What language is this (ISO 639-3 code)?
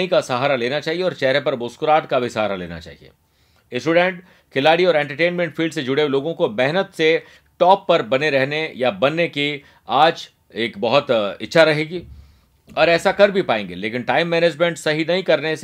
hin